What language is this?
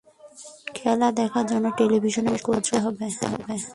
Bangla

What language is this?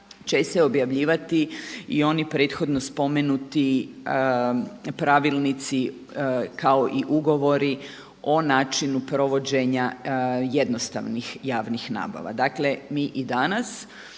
Croatian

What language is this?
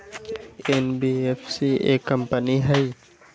Magahi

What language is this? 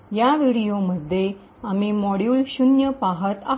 Marathi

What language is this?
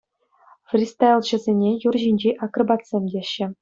Chuvash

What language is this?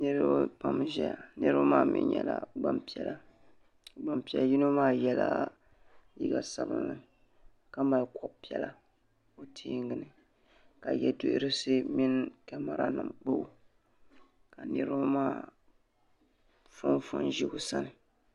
Dagbani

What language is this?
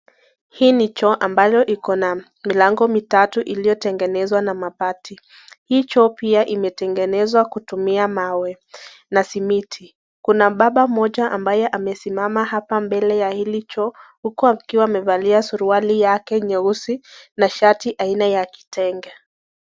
Swahili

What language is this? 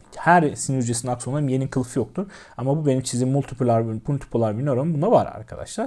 Turkish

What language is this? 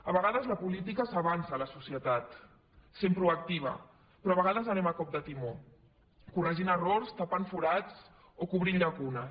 Catalan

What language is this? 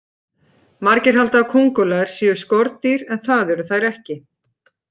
Icelandic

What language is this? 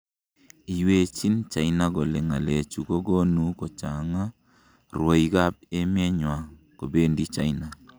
Kalenjin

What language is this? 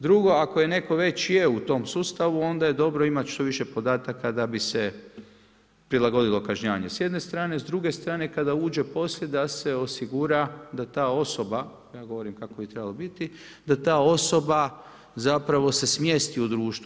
Croatian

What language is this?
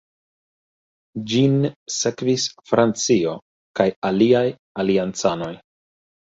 Esperanto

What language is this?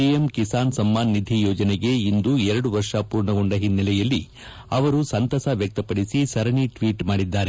Kannada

